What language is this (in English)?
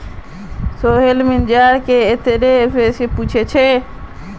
Magahi